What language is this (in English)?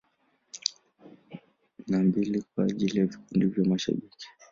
Swahili